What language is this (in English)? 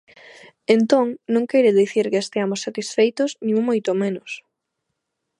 Galician